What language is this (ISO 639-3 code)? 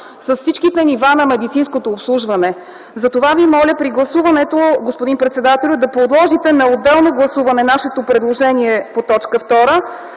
bul